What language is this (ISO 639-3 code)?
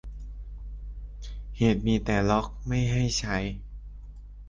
tha